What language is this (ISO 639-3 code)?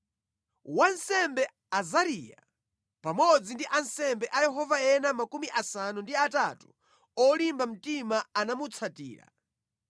nya